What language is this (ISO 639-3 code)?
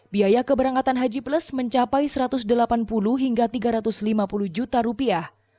ind